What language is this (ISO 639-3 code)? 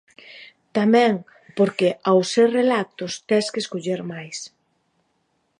glg